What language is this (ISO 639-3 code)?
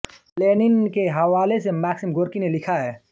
hin